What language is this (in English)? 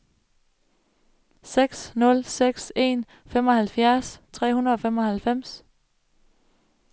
Danish